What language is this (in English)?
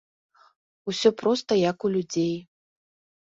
Belarusian